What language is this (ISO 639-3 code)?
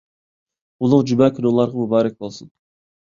uig